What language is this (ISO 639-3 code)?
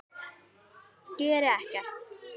isl